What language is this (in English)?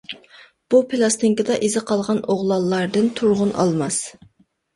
Uyghur